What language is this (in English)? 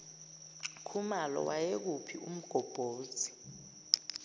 Zulu